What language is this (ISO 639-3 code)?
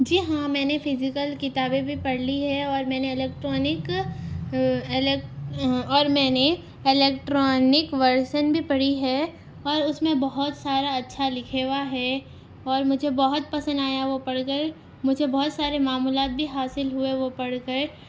urd